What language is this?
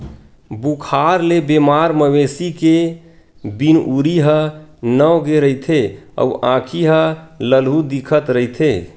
Chhattisgarhi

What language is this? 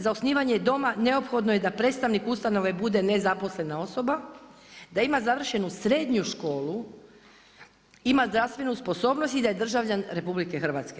Croatian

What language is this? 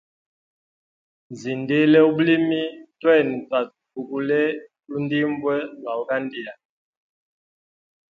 Hemba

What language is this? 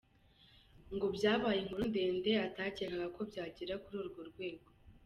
Kinyarwanda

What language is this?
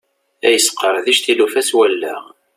Kabyle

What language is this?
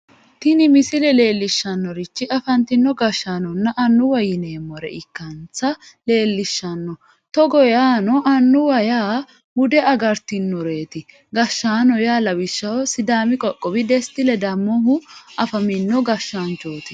Sidamo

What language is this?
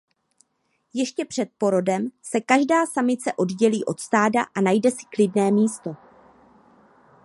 Czech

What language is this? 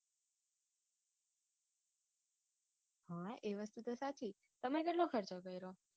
Gujarati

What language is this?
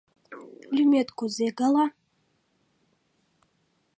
Mari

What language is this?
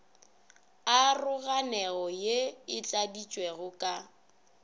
Northern Sotho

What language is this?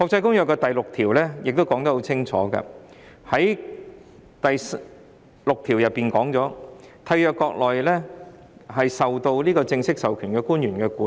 Cantonese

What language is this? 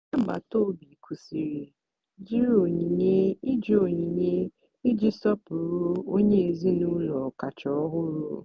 Igbo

